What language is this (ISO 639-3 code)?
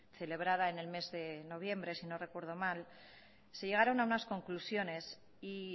spa